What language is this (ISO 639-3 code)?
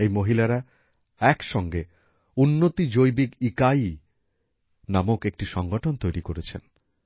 ben